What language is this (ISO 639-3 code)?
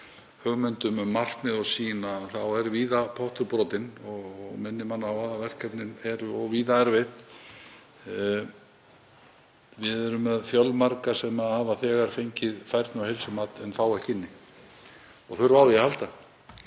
isl